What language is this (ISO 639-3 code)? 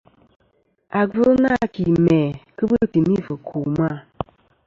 bkm